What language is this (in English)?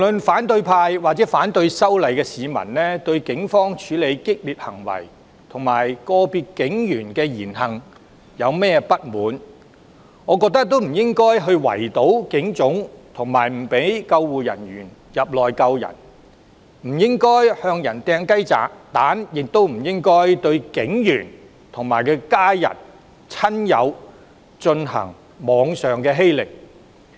Cantonese